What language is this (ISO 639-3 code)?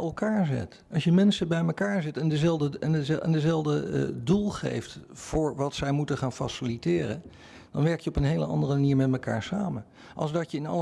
nld